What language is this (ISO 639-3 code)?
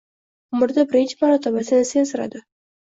uzb